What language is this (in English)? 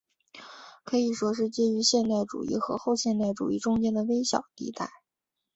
Chinese